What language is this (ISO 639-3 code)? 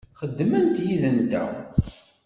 kab